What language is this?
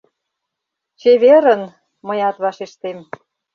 Mari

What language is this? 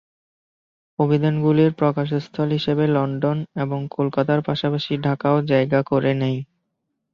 Bangla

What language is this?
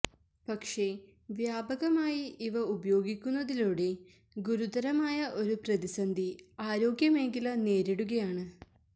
Malayalam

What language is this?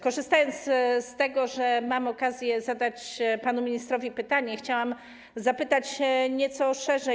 Polish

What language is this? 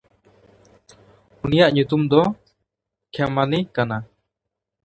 Santali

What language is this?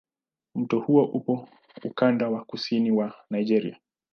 Swahili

